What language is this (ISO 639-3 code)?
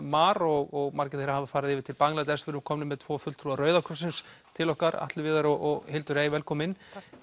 isl